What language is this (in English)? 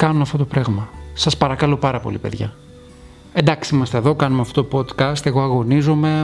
Greek